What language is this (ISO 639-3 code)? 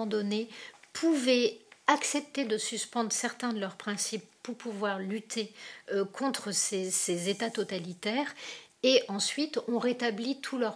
fra